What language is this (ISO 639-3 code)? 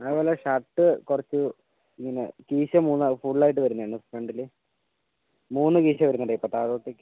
mal